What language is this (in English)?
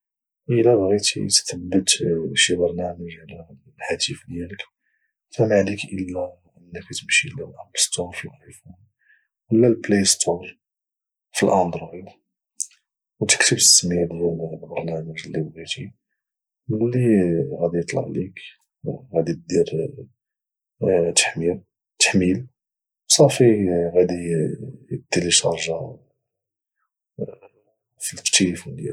Moroccan Arabic